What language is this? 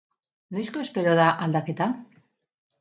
Basque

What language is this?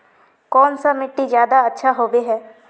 Magahi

